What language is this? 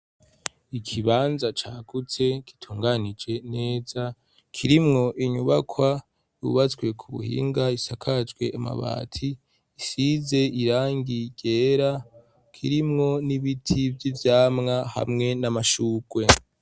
Rundi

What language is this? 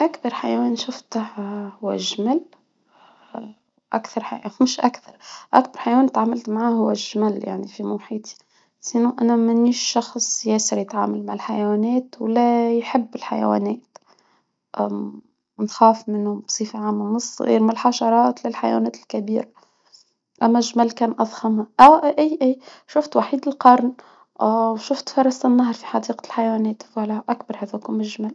Tunisian Arabic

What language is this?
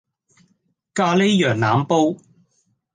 Cantonese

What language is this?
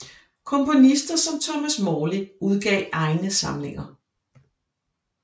Danish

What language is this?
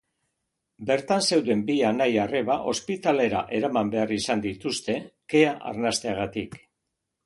Basque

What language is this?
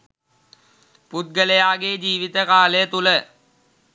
Sinhala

